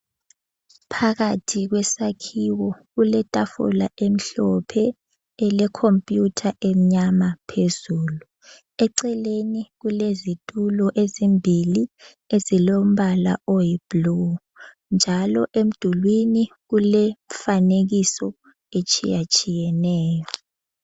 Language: North Ndebele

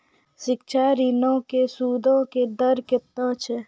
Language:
Maithili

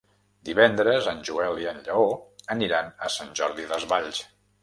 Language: Catalan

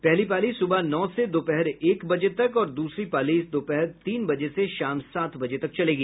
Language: Hindi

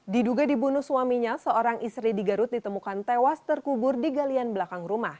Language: Indonesian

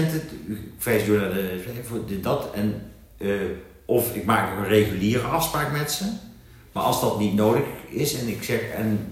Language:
Dutch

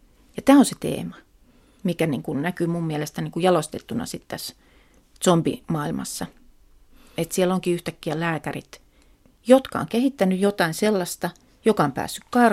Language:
Finnish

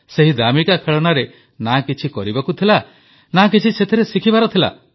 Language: Odia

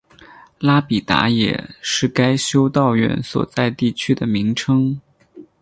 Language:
Chinese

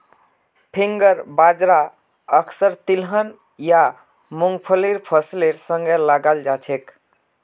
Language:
Magahi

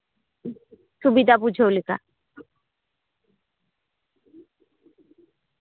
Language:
Santali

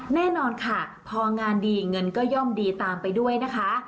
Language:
Thai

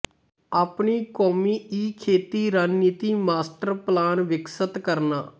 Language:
Punjabi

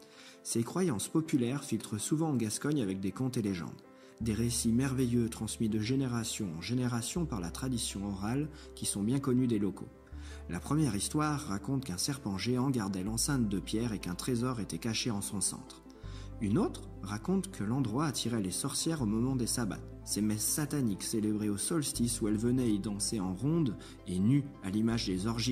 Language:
French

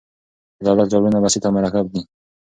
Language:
Pashto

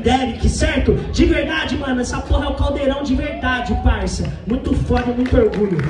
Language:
Portuguese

